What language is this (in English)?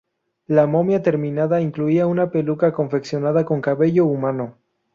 Spanish